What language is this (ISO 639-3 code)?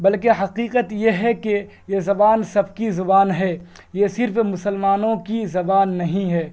urd